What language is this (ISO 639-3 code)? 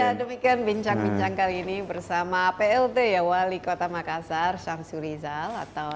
ind